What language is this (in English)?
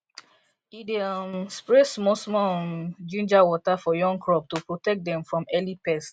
Nigerian Pidgin